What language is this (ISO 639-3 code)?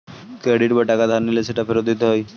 ben